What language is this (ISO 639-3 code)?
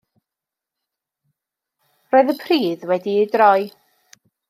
cym